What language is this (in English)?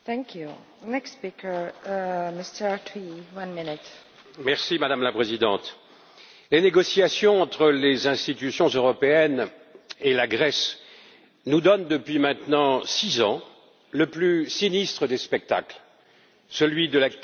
French